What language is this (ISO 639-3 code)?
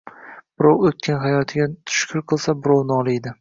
uzb